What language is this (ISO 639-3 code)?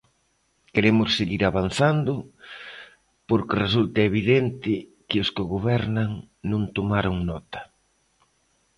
glg